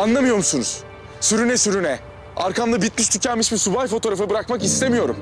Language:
Turkish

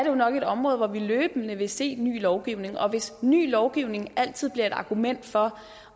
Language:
Danish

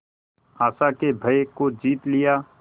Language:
Hindi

